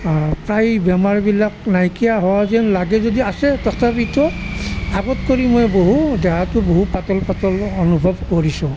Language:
Assamese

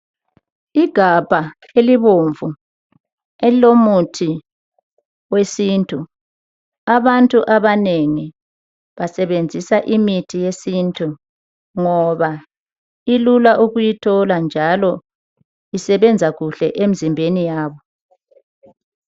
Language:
North Ndebele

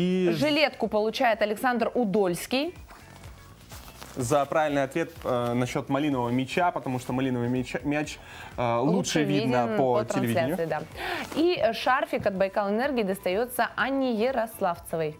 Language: Russian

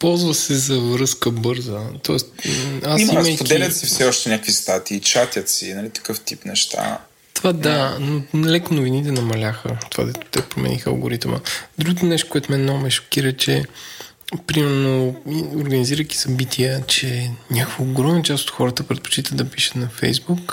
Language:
Bulgarian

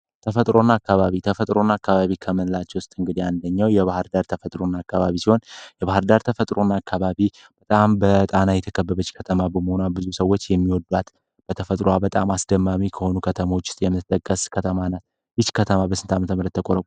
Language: Amharic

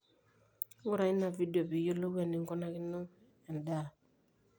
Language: Masai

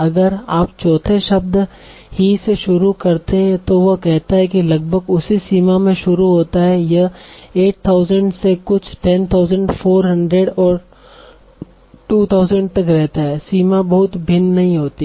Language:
Hindi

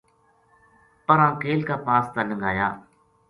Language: Gujari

